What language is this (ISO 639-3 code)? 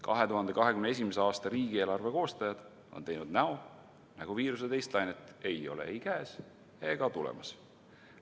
est